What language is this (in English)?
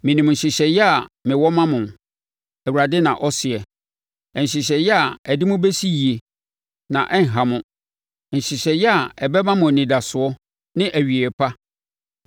Akan